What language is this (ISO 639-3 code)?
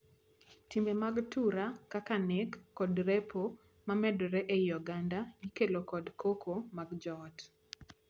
luo